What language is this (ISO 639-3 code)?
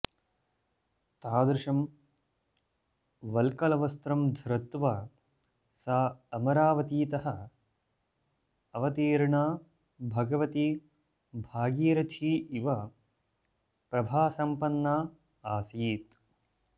san